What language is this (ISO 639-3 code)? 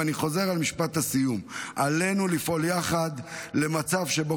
heb